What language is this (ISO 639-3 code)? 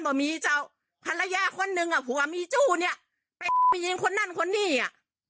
tha